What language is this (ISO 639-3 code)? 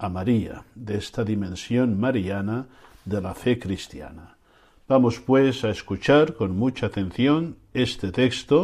spa